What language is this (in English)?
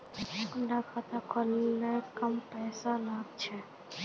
Magahi